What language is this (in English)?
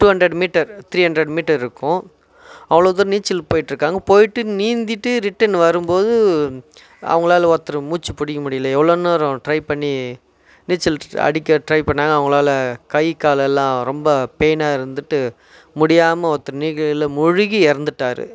Tamil